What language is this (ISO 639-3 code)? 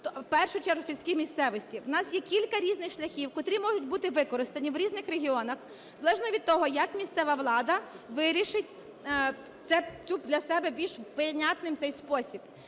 ukr